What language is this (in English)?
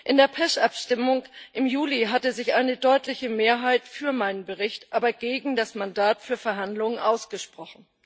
German